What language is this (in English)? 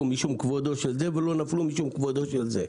Hebrew